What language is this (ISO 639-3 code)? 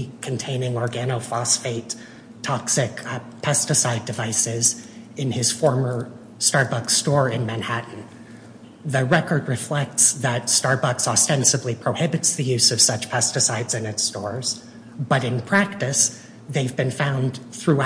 eng